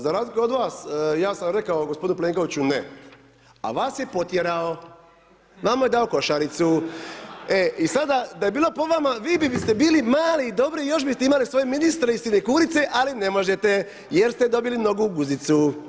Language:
Croatian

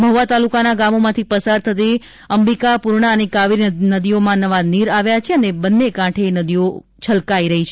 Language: Gujarati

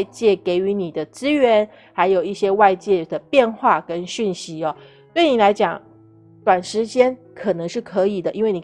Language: Chinese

